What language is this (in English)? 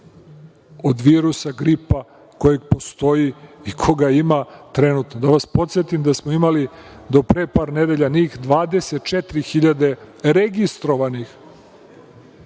Serbian